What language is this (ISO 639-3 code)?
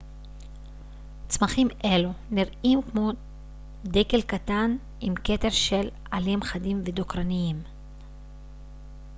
heb